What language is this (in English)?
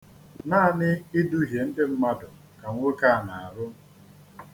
Igbo